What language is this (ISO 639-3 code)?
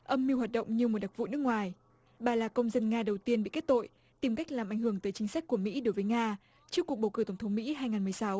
vie